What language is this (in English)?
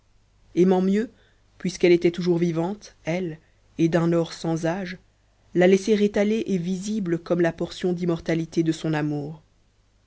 French